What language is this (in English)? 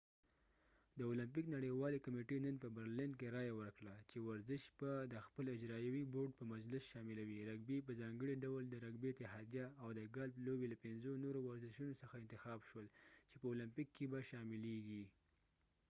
Pashto